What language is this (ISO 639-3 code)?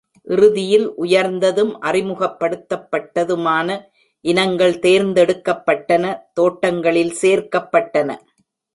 tam